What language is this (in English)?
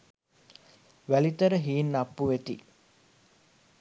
Sinhala